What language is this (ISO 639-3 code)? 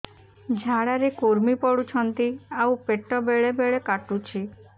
ori